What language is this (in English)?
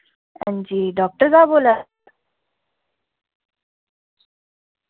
Dogri